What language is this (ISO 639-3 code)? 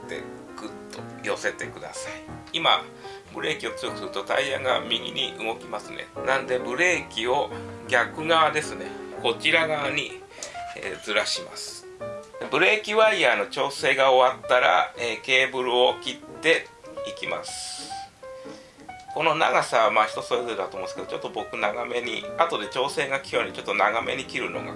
jpn